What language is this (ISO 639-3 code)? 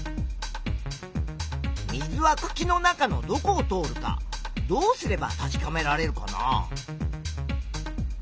jpn